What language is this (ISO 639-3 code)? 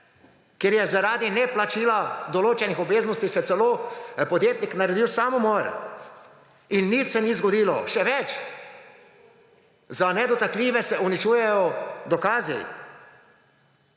slv